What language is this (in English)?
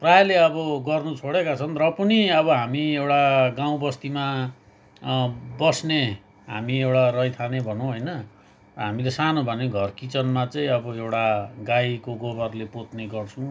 Nepali